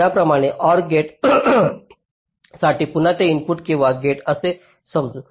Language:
Marathi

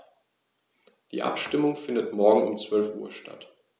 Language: German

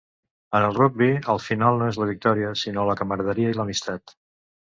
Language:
Catalan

